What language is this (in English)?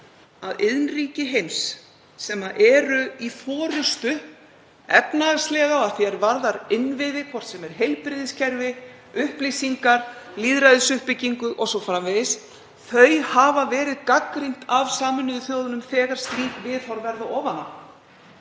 Icelandic